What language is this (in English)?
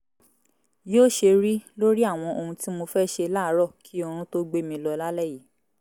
Yoruba